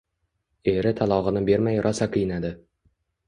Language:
Uzbek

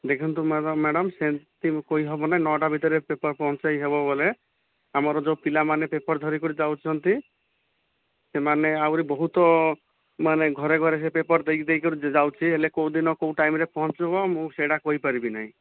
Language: Odia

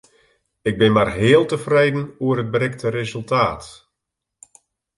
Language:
Western Frisian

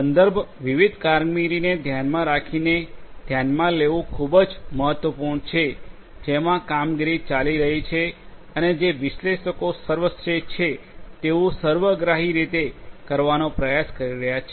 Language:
Gujarati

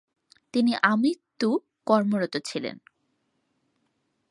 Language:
Bangla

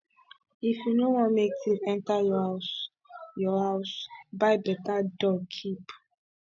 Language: Nigerian Pidgin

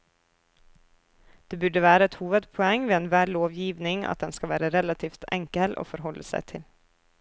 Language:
Norwegian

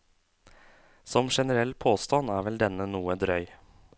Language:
Norwegian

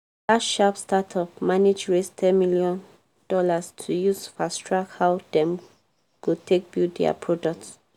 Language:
Nigerian Pidgin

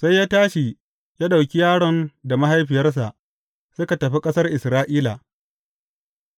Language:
Hausa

